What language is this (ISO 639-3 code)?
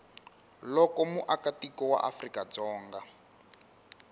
tso